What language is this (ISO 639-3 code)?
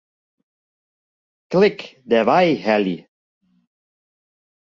fry